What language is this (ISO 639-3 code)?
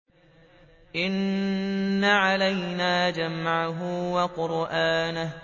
ara